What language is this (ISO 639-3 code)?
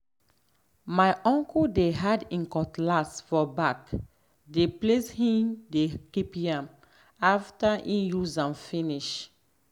pcm